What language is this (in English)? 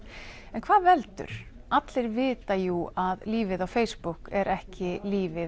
Icelandic